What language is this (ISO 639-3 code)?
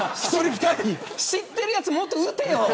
jpn